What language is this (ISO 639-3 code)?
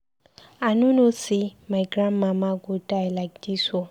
pcm